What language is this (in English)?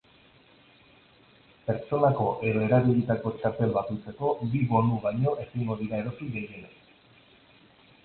Basque